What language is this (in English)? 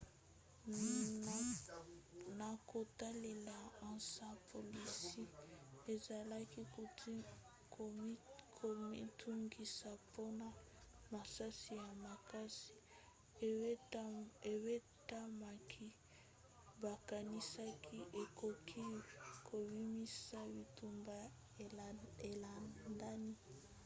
Lingala